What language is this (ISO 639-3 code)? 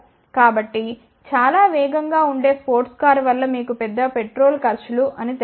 tel